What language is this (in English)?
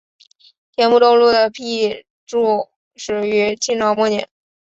Chinese